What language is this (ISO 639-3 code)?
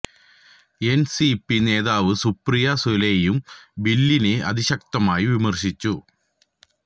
mal